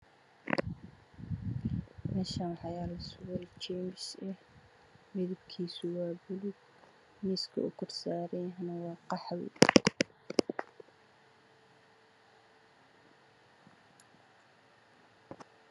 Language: Somali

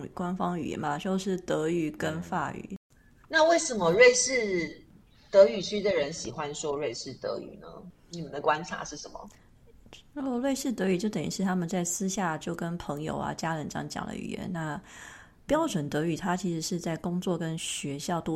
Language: Chinese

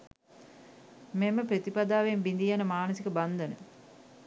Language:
Sinhala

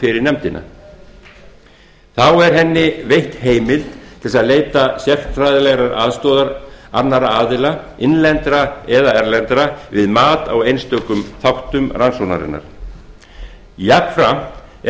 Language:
Icelandic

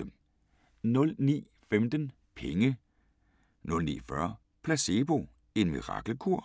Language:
Danish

